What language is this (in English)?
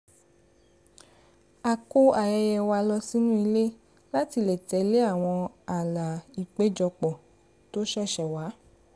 Yoruba